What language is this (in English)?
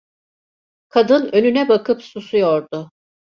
Turkish